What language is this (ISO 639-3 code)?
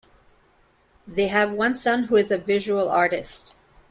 eng